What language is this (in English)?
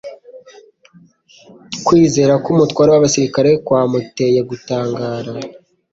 Kinyarwanda